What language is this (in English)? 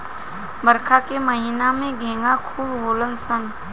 Bhojpuri